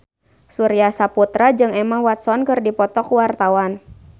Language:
Sundanese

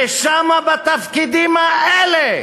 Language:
Hebrew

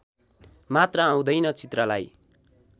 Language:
Nepali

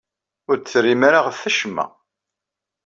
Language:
Kabyle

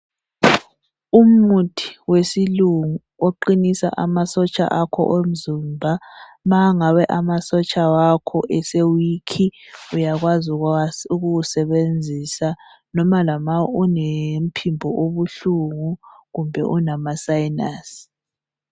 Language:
North Ndebele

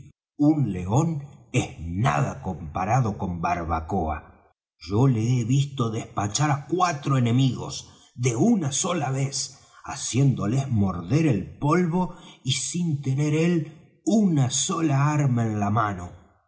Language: Spanish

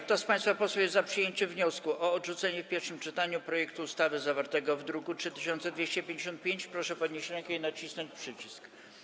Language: Polish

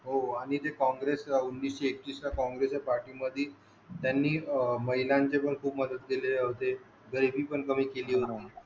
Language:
Marathi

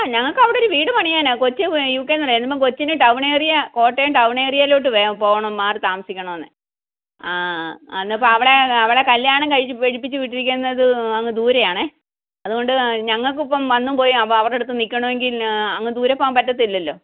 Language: Malayalam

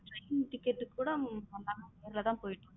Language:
Tamil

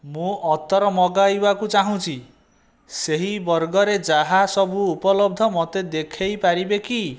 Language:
Odia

